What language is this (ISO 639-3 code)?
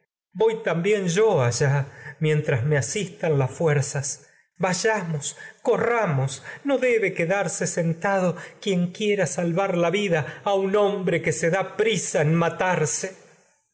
spa